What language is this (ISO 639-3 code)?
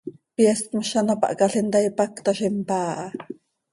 sei